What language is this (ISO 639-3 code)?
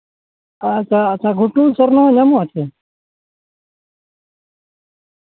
sat